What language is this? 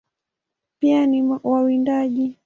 Swahili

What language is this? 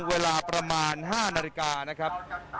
Thai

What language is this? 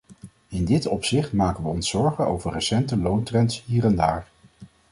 Dutch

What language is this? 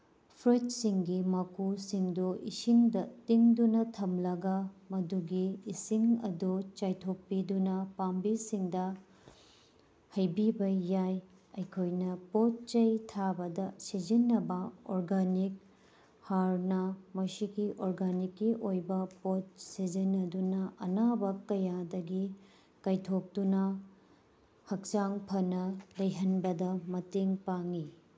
Manipuri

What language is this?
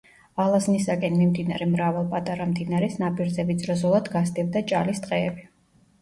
Georgian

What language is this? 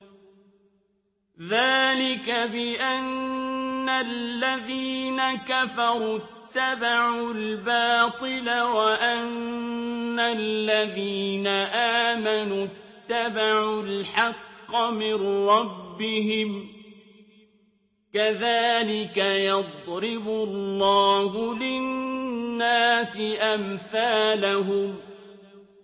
Arabic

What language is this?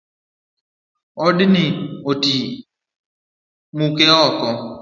Luo (Kenya and Tanzania)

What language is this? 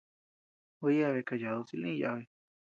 Tepeuxila Cuicatec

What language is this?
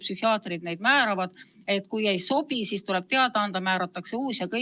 Estonian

